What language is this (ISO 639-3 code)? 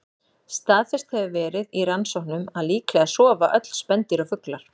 isl